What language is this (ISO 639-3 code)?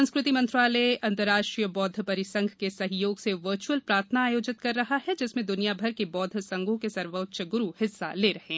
hin